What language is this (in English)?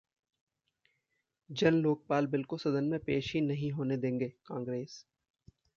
Hindi